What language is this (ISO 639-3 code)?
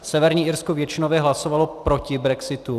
ces